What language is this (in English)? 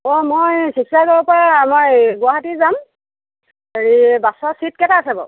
Assamese